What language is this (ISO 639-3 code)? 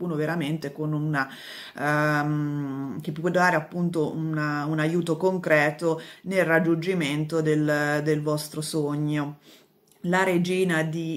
ita